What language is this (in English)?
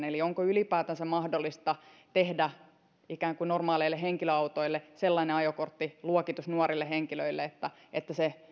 Finnish